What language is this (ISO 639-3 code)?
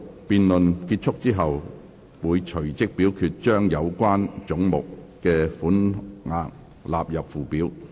yue